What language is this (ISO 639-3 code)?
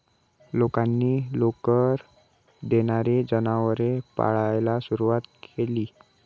mar